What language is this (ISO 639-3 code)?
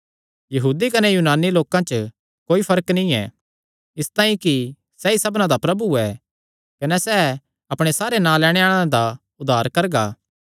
xnr